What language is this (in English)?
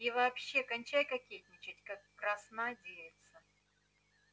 Russian